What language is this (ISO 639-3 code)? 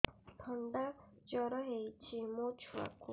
ori